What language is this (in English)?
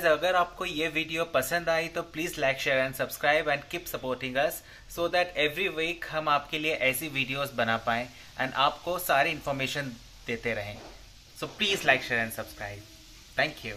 Hindi